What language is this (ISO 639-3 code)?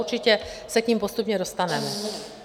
ces